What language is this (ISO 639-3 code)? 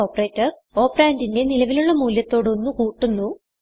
mal